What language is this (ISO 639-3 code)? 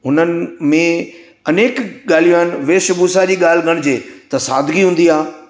snd